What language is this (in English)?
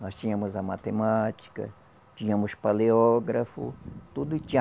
Portuguese